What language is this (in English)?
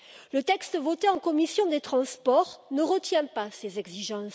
French